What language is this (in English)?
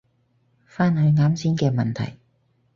Cantonese